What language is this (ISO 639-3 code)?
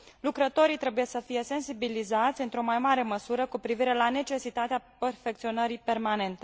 ron